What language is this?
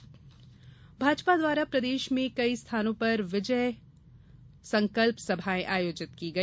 Hindi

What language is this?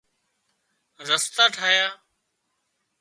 Wadiyara Koli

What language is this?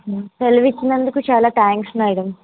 Telugu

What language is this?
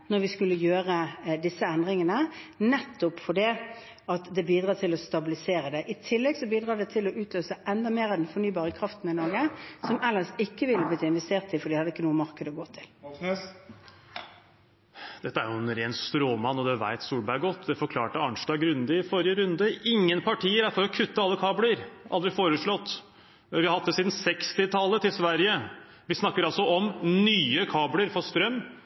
Norwegian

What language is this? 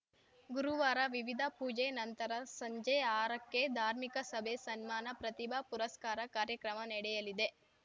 Kannada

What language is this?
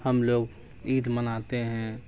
Urdu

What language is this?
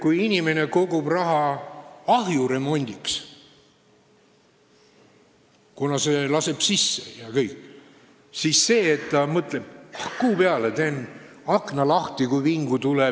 Estonian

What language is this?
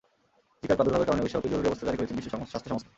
Bangla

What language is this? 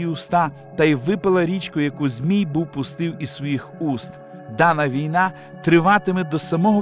Ukrainian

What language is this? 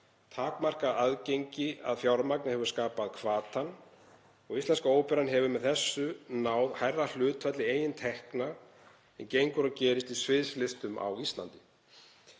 Icelandic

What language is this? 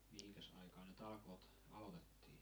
Finnish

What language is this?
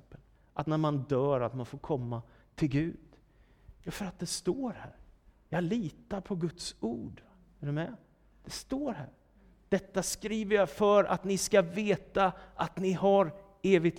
Swedish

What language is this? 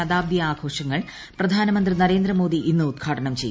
Malayalam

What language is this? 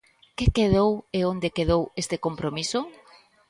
Galician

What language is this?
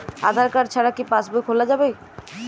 Bangla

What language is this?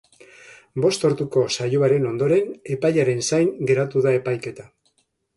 Basque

